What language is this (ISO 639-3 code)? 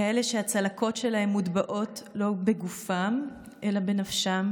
heb